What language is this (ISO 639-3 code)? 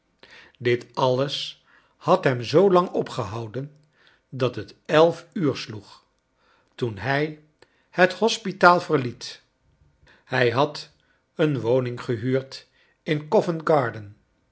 nld